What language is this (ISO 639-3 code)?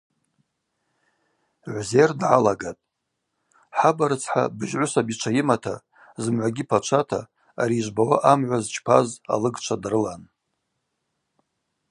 abq